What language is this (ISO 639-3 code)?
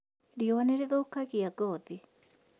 kik